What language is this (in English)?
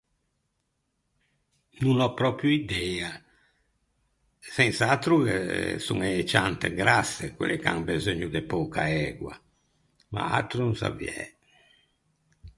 Ligurian